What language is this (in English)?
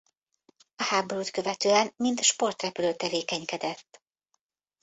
Hungarian